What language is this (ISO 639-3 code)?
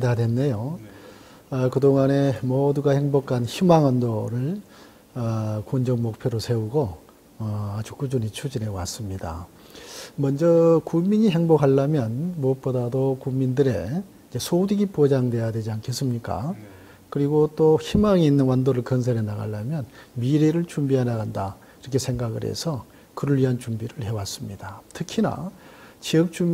kor